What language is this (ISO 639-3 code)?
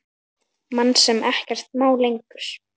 isl